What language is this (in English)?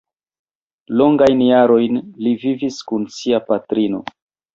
Esperanto